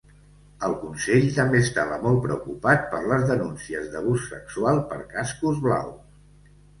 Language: Catalan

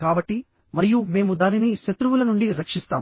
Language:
Telugu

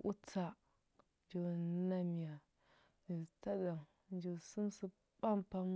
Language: Huba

